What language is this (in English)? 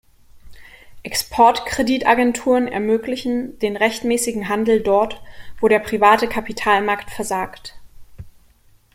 German